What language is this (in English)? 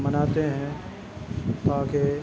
Urdu